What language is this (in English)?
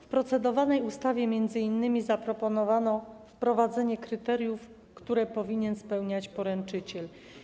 Polish